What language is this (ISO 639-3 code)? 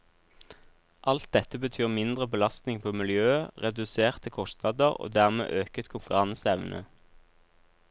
nor